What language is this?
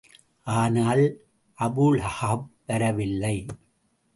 Tamil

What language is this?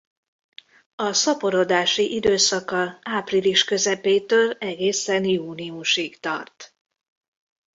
Hungarian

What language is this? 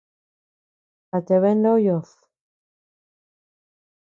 Tepeuxila Cuicatec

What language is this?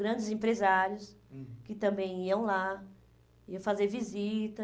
Portuguese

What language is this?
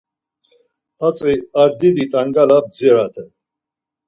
Laz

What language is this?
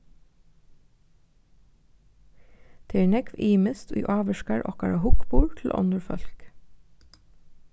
Faroese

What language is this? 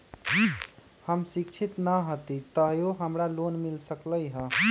Magahi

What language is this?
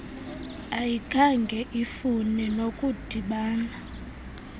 Xhosa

